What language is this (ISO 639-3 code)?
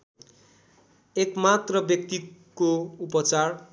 nep